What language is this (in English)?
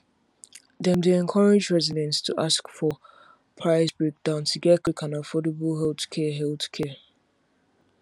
Nigerian Pidgin